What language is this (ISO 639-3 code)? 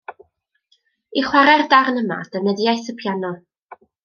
cym